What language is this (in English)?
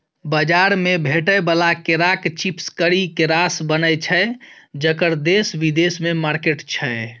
Maithili